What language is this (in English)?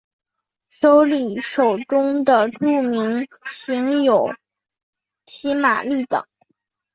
Chinese